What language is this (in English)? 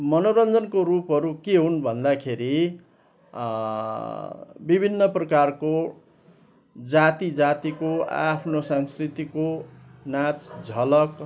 Nepali